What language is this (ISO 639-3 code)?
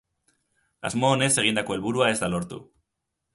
eus